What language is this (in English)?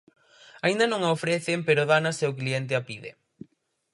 Galician